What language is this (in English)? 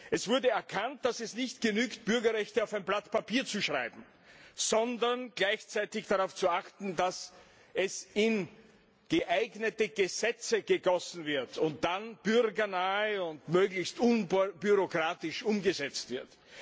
German